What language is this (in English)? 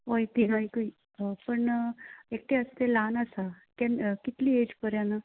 Konkani